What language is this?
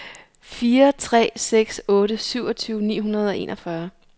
Danish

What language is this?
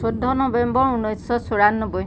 Assamese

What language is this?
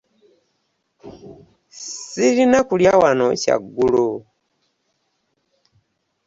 Ganda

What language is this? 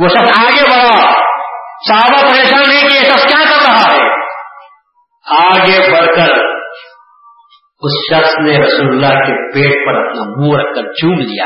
Urdu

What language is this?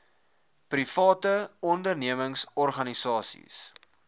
Afrikaans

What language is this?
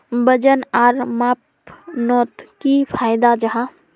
Magahi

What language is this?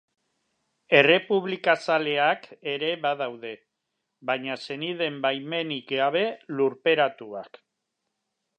Basque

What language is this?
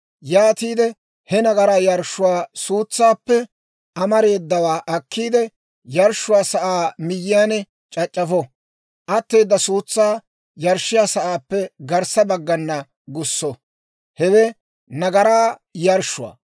Dawro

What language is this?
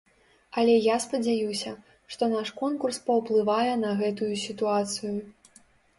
Belarusian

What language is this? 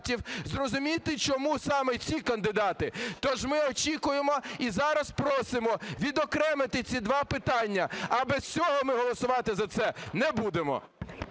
Ukrainian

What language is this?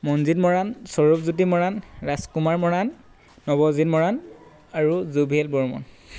Assamese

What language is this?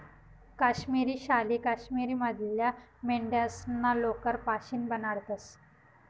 Marathi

